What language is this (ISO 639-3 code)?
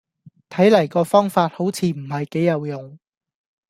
yue